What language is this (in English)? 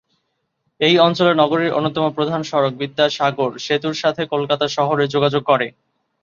Bangla